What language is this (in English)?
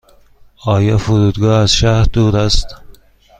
Persian